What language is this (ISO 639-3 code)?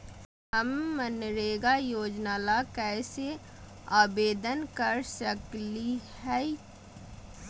mag